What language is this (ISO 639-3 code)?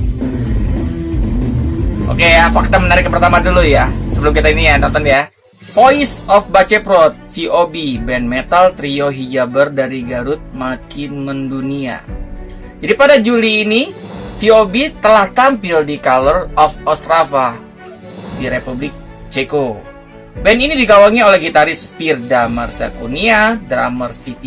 ind